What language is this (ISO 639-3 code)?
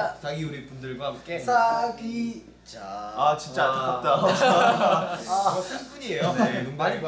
kor